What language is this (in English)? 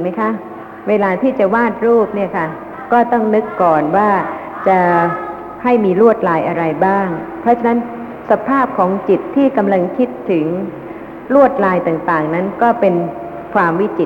Thai